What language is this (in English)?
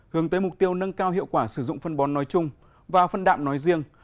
Vietnamese